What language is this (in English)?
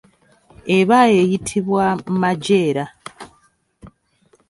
Ganda